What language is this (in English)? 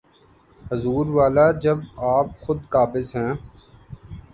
Urdu